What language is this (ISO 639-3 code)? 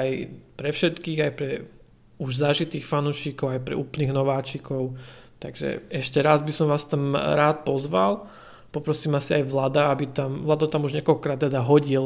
slk